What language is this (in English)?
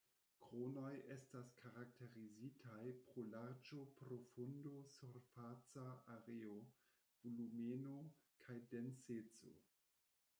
Esperanto